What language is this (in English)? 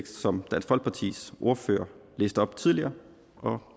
Danish